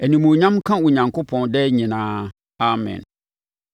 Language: Akan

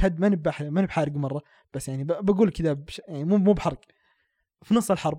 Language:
Arabic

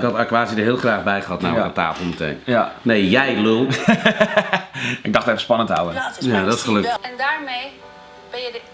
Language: Dutch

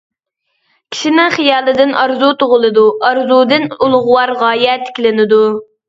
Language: Uyghur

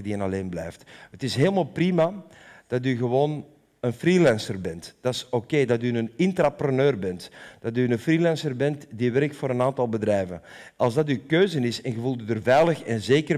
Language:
Dutch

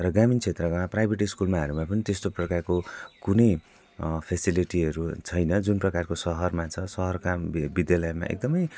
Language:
Nepali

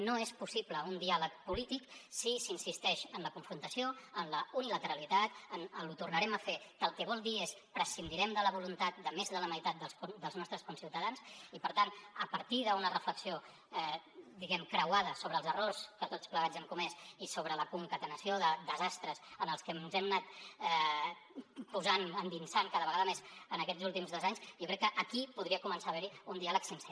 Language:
Catalan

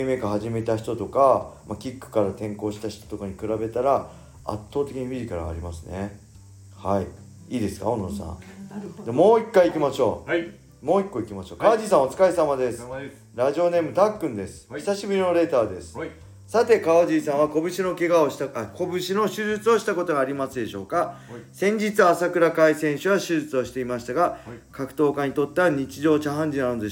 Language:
Japanese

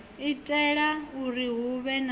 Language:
Venda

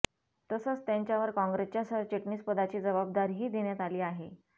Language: Marathi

